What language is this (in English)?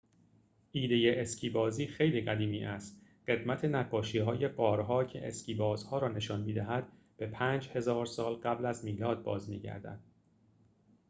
Persian